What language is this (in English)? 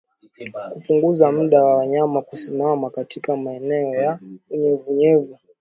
Swahili